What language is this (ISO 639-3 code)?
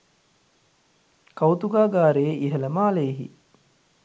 sin